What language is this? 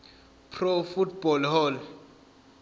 Zulu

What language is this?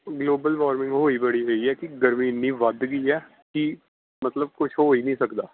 Punjabi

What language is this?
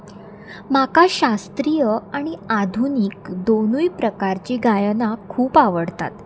Konkani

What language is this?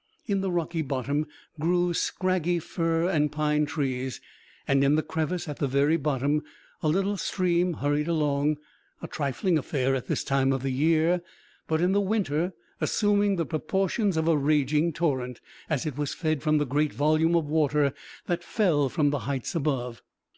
English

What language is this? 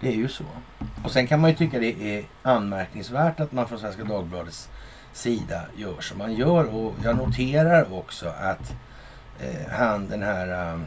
Swedish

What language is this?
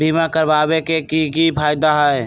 Magahi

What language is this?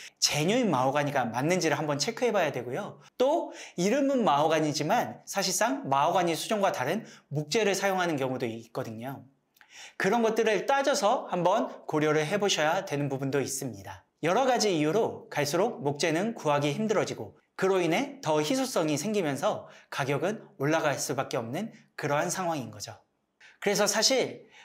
Korean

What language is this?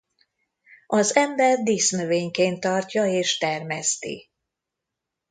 Hungarian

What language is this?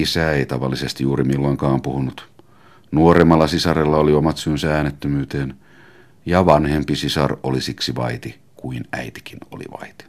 Finnish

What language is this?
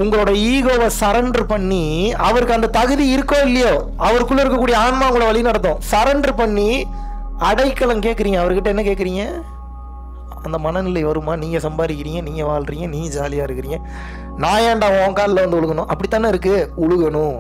Tamil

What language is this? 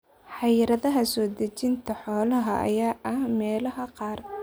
Somali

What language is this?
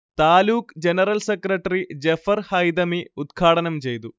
Malayalam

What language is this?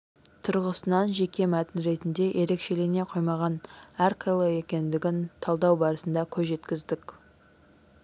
Kazakh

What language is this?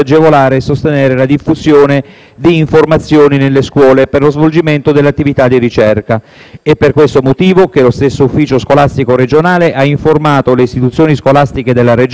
Italian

